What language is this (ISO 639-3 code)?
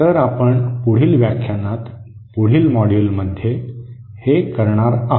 mar